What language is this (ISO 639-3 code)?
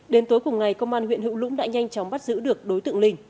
vie